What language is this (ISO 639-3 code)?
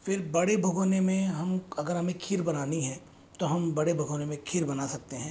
hin